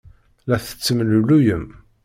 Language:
Kabyle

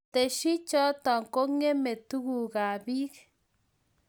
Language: Kalenjin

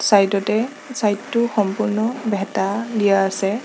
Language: Assamese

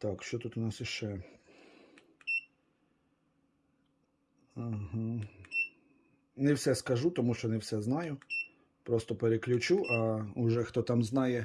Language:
Ukrainian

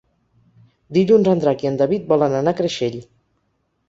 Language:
Catalan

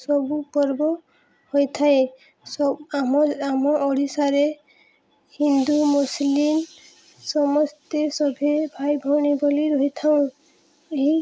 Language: Odia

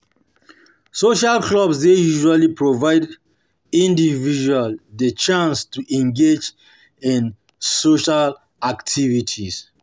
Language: Nigerian Pidgin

